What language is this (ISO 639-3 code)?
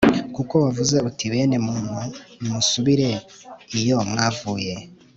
kin